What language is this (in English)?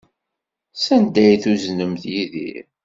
Kabyle